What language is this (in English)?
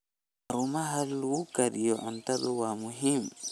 Somali